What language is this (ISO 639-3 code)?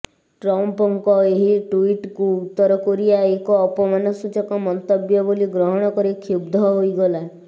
ori